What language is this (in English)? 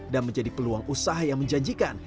Indonesian